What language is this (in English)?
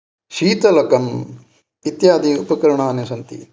Sanskrit